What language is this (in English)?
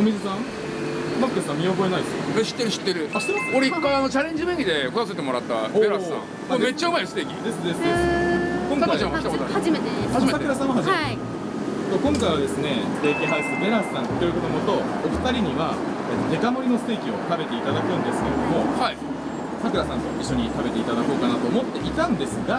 Japanese